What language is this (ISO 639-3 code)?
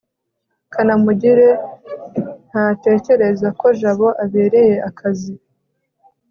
kin